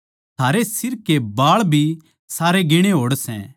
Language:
Haryanvi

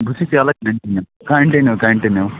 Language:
Kashmiri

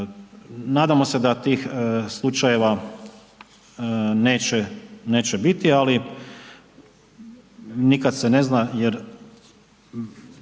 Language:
Croatian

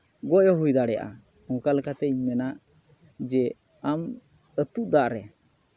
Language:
Santali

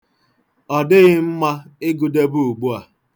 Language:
Igbo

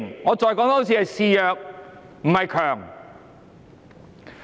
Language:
Cantonese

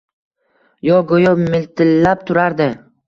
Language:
Uzbek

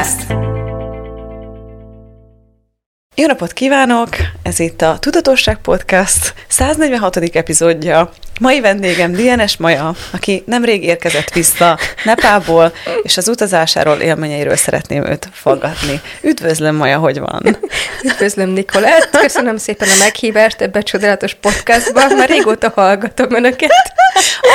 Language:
Hungarian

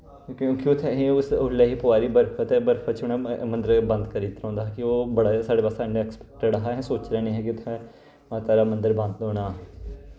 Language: Dogri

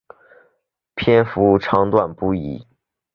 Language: Chinese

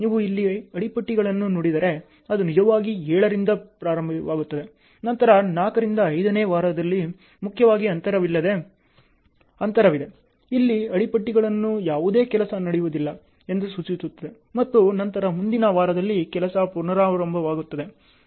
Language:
Kannada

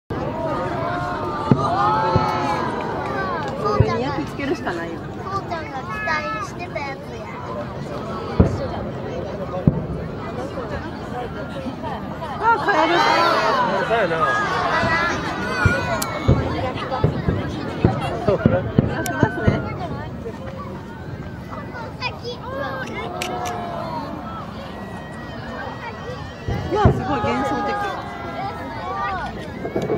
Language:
Japanese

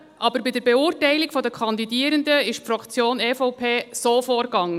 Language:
Swiss German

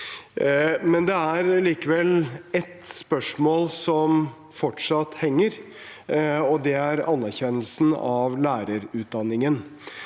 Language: Norwegian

